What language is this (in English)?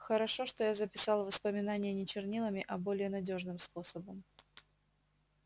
Russian